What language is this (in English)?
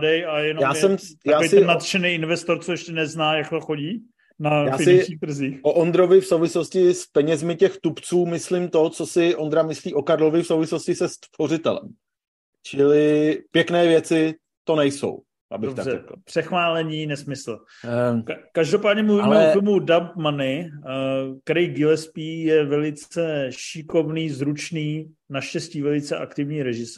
Czech